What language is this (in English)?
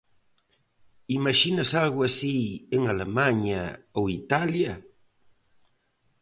Galician